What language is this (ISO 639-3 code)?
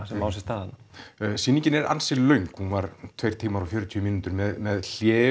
isl